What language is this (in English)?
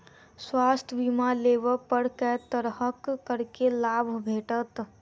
Maithili